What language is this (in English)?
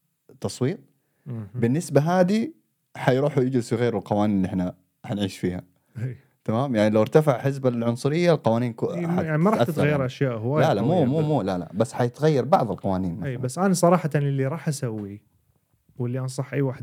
Arabic